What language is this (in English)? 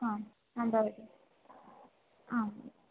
Sanskrit